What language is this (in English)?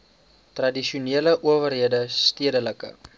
Afrikaans